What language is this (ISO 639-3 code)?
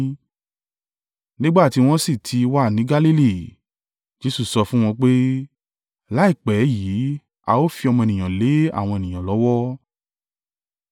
yor